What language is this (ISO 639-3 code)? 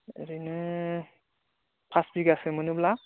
brx